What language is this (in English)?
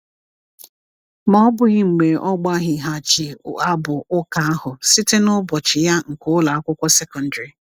Igbo